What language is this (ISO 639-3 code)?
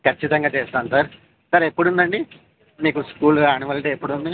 tel